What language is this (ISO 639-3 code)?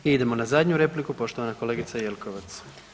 hrv